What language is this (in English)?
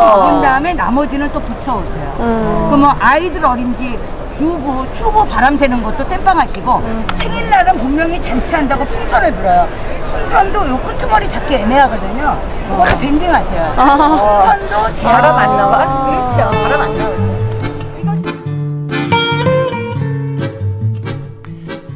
Korean